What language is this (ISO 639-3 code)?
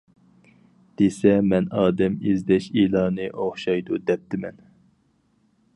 uig